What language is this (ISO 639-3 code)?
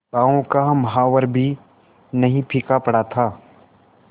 hin